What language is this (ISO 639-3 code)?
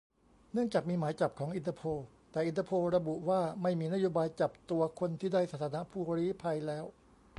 tha